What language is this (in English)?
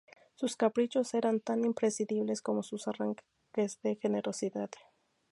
Spanish